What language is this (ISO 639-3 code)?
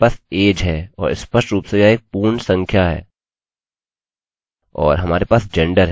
hin